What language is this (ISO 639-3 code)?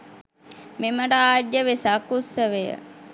sin